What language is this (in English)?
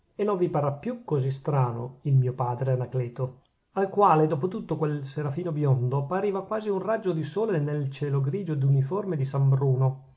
Italian